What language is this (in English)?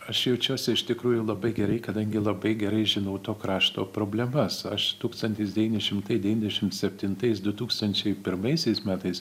Lithuanian